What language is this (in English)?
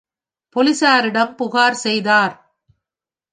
Tamil